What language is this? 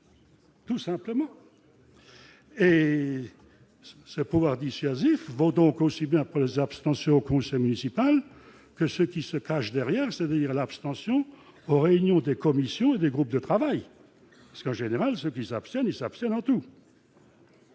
French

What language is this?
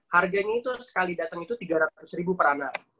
Indonesian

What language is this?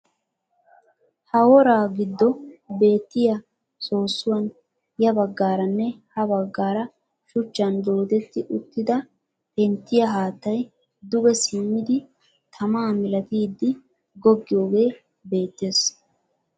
Wolaytta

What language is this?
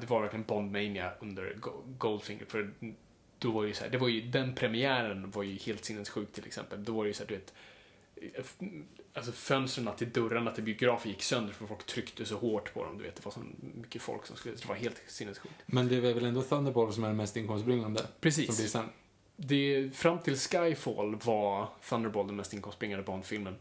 Swedish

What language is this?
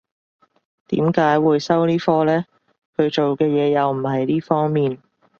Cantonese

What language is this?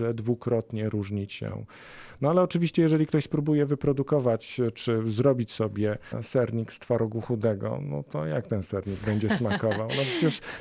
Polish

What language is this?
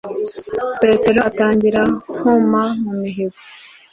Kinyarwanda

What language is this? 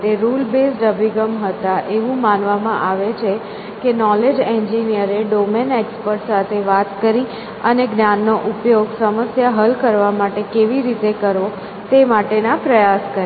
Gujarati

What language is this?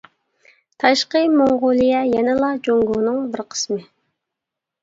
Uyghur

